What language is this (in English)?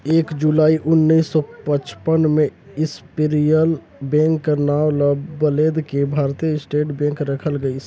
Chhattisgarhi